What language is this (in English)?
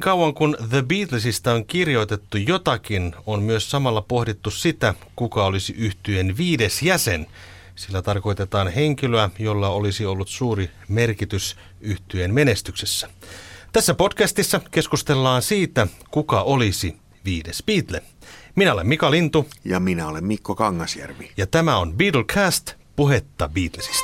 Finnish